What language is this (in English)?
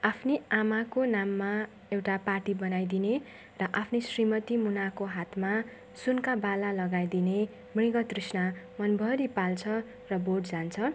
Nepali